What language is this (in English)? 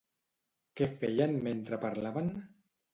Catalan